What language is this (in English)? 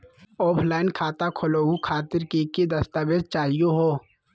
Magahi